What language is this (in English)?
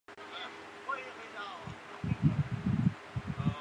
Chinese